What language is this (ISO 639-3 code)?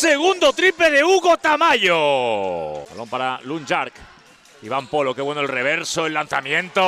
spa